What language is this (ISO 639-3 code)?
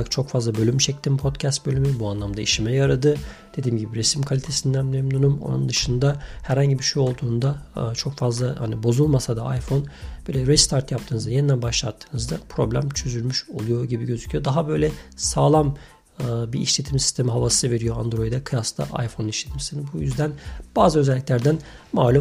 tur